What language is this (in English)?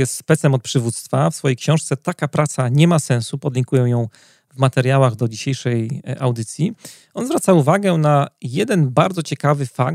Polish